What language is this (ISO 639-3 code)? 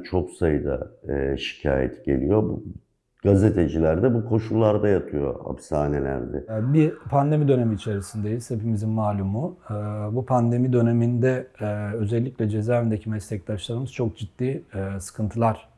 tur